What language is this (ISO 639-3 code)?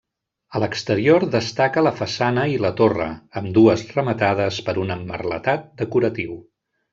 cat